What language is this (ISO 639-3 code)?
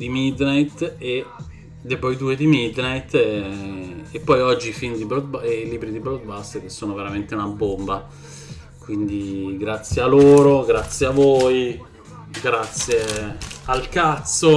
ita